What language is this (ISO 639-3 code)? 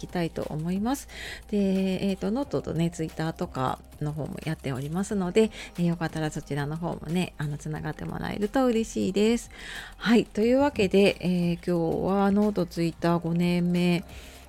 jpn